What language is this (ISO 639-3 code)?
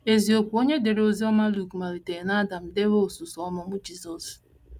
ibo